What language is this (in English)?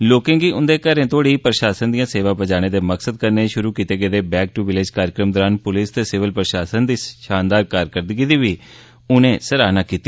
Dogri